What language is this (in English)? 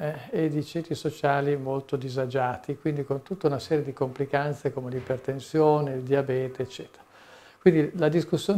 Italian